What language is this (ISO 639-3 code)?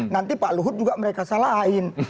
ind